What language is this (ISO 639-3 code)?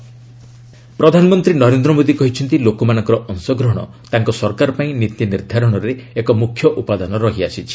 ori